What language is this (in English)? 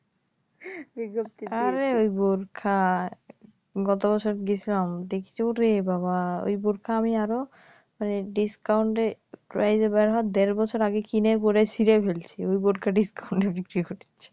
Bangla